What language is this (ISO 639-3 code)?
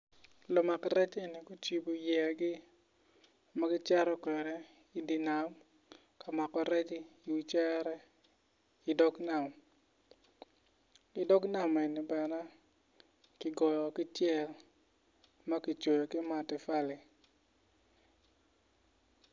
ach